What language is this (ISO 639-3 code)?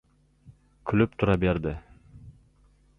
uzb